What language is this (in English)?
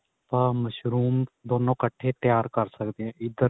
Punjabi